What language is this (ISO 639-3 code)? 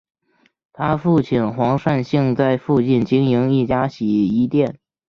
zho